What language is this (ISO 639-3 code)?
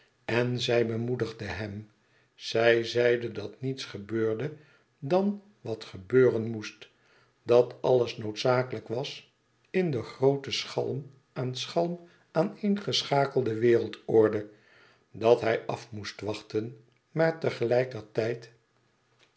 nld